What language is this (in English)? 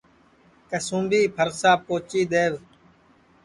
Sansi